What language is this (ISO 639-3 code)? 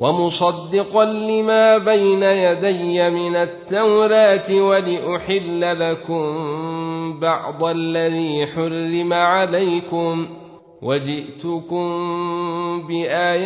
ara